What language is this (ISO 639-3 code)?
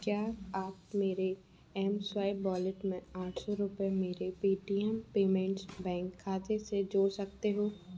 hin